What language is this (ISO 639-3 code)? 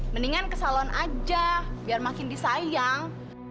ind